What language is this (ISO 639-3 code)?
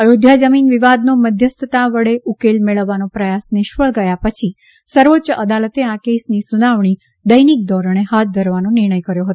guj